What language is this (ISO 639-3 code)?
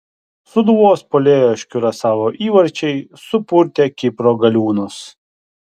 lit